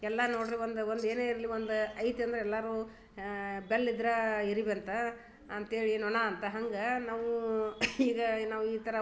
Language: Kannada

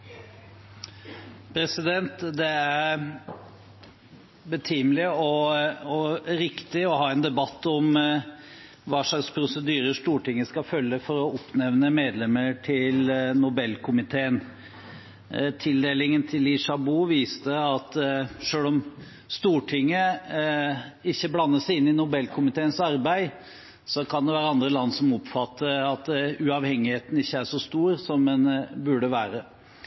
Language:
Norwegian Bokmål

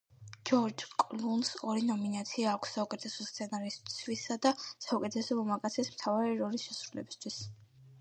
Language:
Georgian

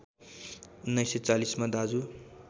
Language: Nepali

